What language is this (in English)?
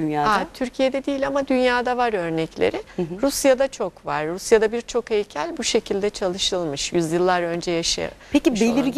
Turkish